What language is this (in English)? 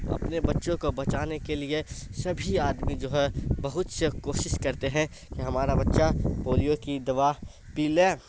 Urdu